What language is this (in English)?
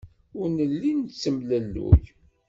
Kabyle